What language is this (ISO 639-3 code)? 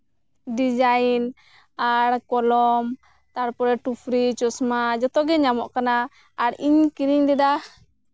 sat